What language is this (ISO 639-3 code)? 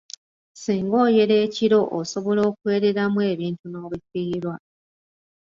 lug